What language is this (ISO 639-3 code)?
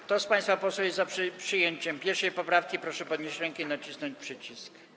pol